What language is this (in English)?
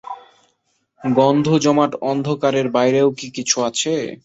Bangla